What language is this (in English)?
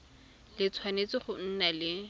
Tswana